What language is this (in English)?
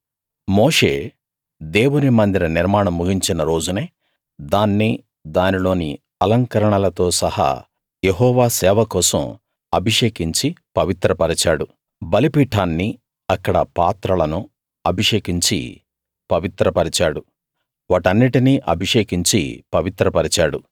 Telugu